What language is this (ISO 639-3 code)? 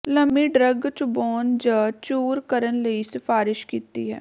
pan